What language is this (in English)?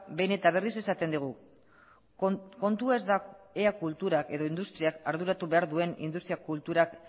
Basque